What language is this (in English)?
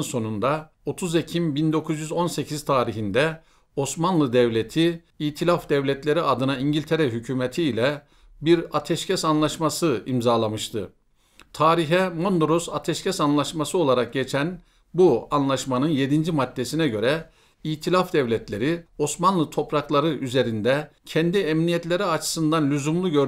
Turkish